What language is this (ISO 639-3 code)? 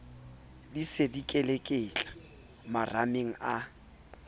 sot